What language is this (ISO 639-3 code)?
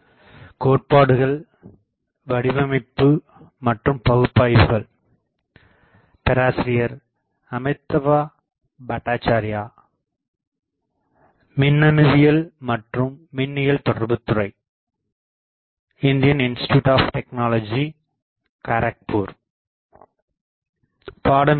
tam